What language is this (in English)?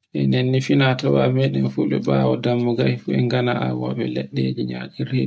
Borgu Fulfulde